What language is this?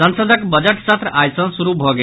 Maithili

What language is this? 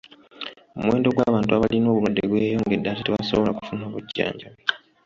Ganda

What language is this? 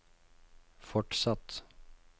Norwegian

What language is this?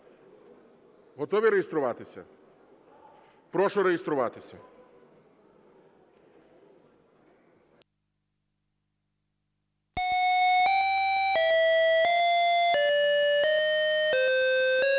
Ukrainian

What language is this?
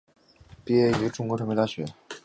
Chinese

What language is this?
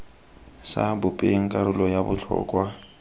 Tswana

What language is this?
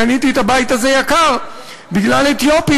Hebrew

